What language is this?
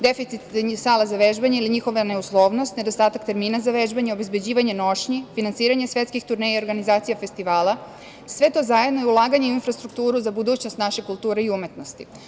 Serbian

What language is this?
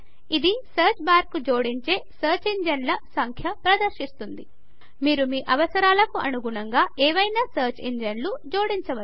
Telugu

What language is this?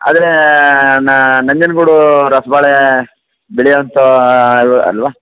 Kannada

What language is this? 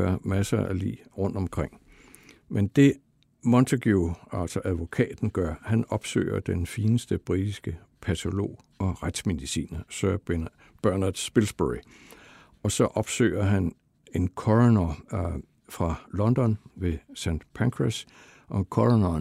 Danish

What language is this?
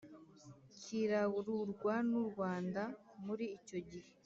Kinyarwanda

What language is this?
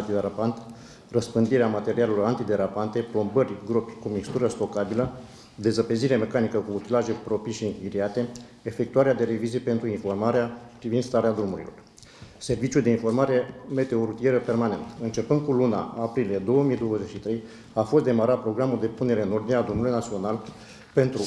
Romanian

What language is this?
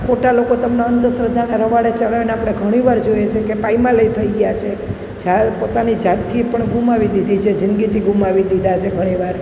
Gujarati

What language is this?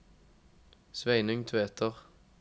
Norwegian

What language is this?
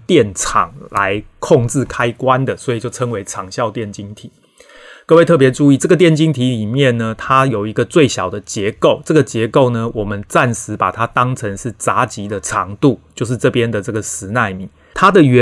Chinese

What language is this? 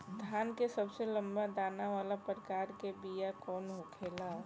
Bhojpuri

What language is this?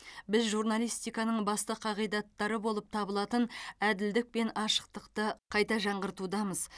Kazakh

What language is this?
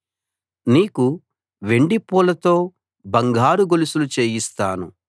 Telugu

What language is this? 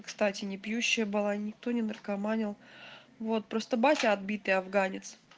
Russian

